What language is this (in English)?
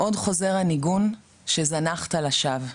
Hebrew